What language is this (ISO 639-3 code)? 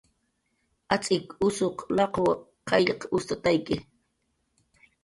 jqr